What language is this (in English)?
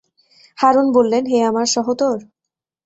Bangla